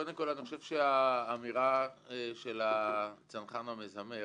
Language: Hebrew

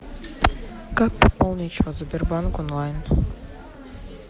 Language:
Russian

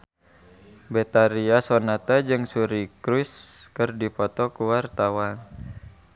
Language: Sundanese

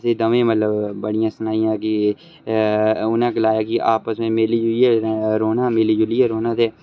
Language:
Dogri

